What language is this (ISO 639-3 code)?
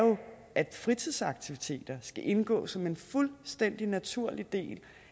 dan